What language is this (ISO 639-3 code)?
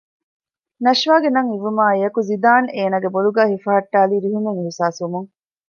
div